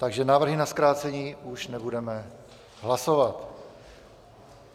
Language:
Czech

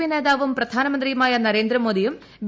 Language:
Malayalam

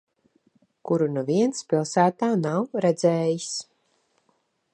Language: Latvian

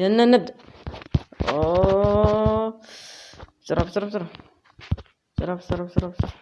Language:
Arabic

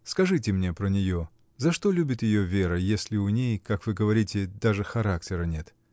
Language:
Russian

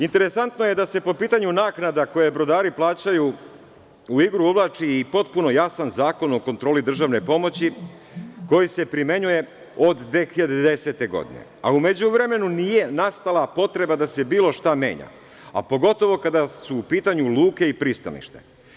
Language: Serbian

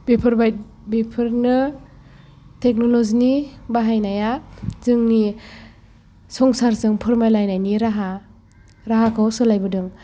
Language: Bodo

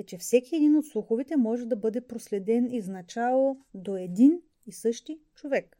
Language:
Bulgarian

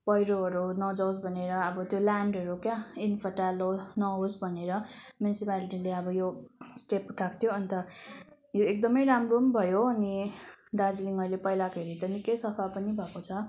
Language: Nepali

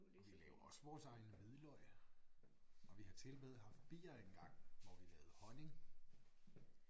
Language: Danish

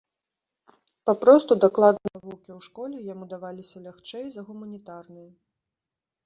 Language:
Belarusian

